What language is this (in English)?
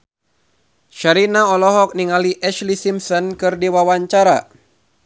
Sundanese